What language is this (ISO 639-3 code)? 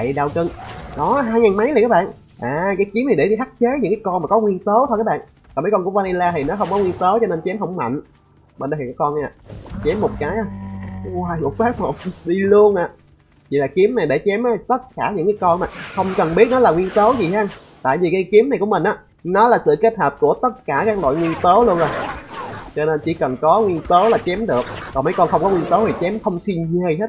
vie